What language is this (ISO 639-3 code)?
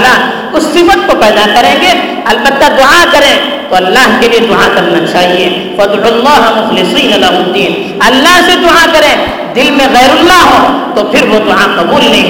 urd